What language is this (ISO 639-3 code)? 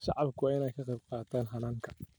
som